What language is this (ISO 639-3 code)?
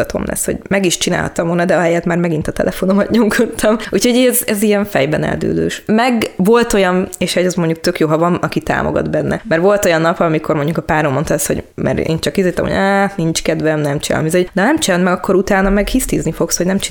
hun